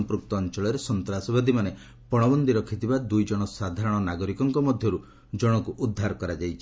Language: Odia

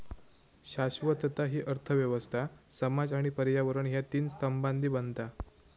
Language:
Marathi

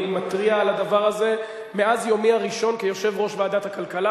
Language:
Hebrew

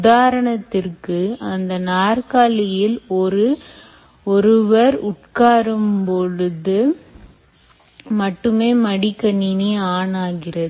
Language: Tamil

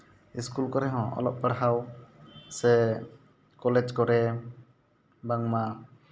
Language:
Santali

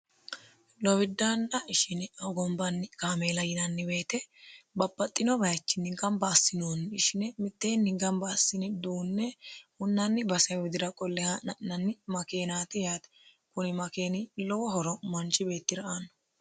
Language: Sidamo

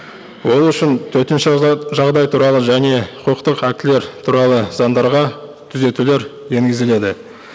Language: Kazakh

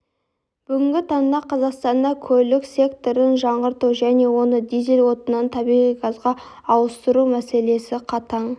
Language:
Kazakh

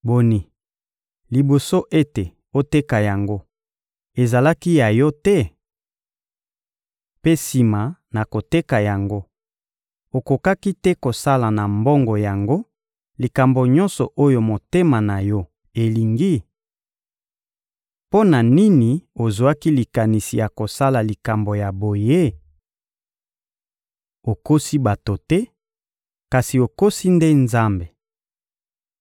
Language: Lingala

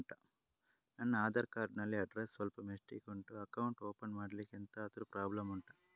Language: Kannada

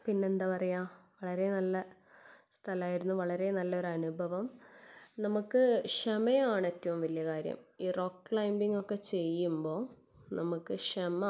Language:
Malayalam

